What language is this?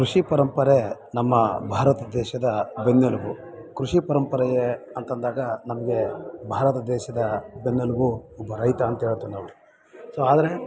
Kannada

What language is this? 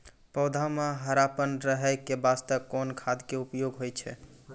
Maithili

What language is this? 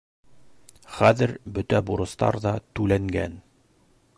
Bashkir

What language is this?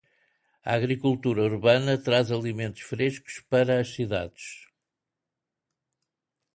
Portuguese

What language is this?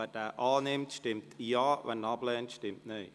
Swiss German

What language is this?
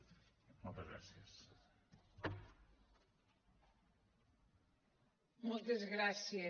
Catalan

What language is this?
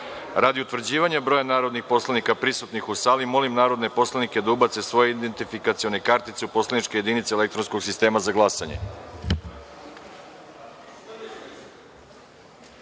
Serbian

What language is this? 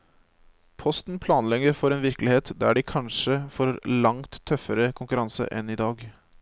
Norwegian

